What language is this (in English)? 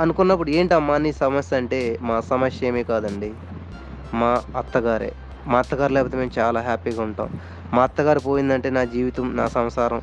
Telugu